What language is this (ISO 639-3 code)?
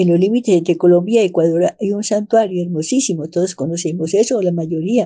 spa